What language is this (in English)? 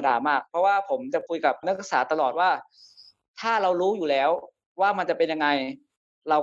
Thai